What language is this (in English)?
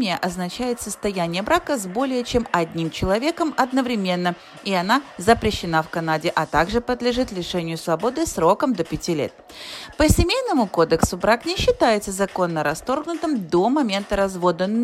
Russian